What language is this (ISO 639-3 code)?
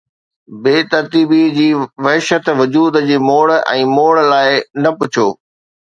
snd